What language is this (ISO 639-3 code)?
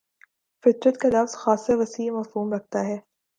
urd